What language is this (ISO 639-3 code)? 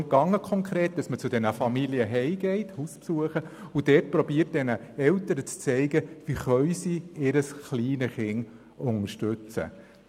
gsw